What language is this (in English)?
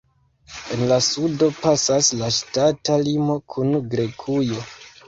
Esperanto